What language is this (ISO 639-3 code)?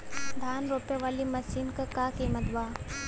bho